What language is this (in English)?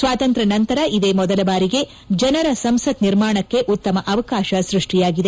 Kannada